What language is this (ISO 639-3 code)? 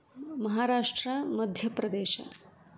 san